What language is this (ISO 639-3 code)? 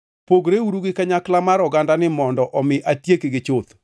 luo